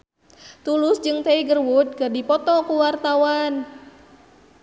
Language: Sundanese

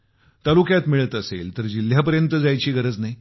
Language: Marathi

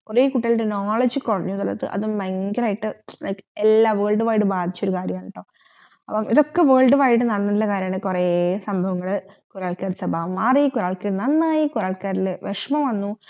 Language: Malayalam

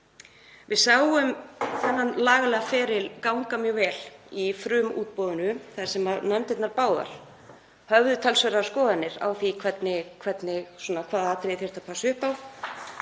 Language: Icelandic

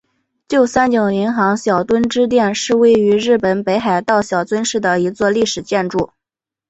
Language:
Chinese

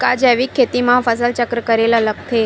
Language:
Chhattisgarhi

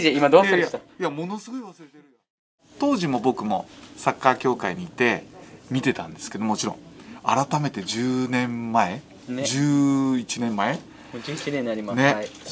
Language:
Japanese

